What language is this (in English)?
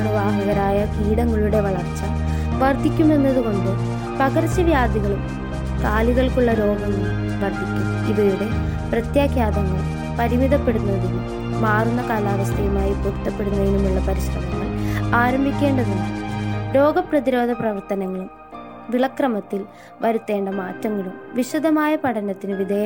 Malayalam